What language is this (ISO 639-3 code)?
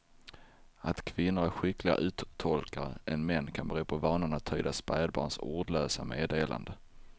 swe